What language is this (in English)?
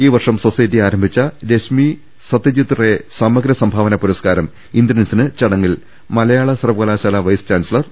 Malayalam